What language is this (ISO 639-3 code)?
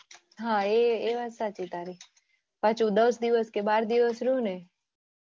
guj